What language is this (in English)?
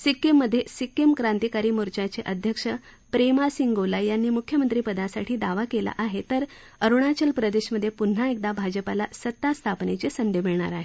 Marathi